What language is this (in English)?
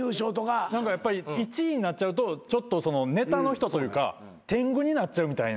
Japanese